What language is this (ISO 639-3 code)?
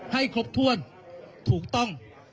tha